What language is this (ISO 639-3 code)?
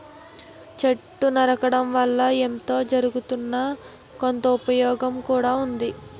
tel